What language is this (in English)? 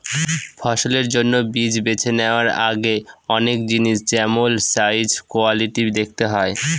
Bangla